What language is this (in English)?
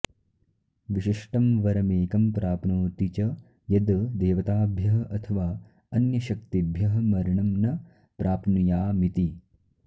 Sanskrit